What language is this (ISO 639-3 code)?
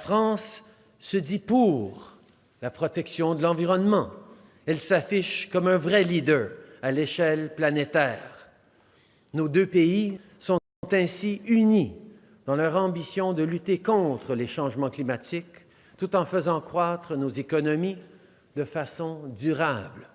fra